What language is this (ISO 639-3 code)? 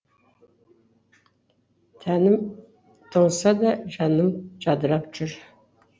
kaz